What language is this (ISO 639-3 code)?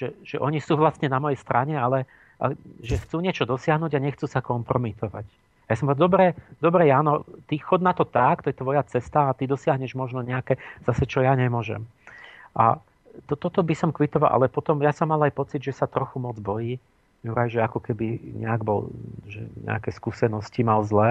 slk